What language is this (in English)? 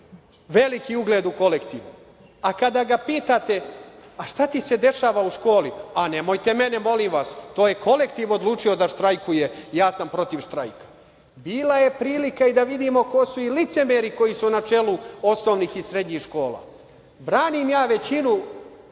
Serbian